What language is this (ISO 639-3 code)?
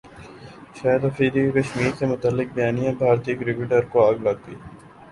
urd